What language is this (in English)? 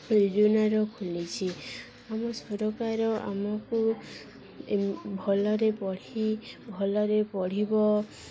Odia